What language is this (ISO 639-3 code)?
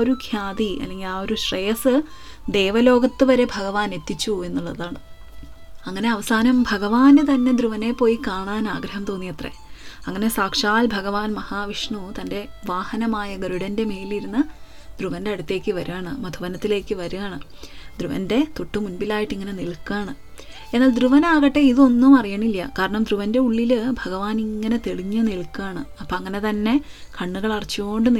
mal